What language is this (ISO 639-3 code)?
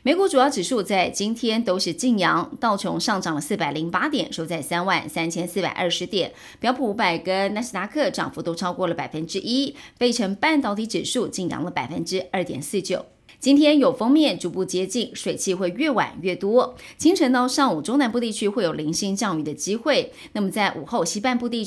zho